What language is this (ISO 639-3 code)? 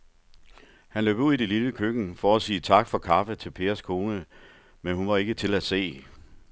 dan